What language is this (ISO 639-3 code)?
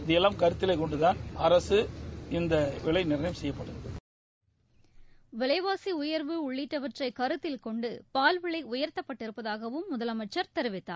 tam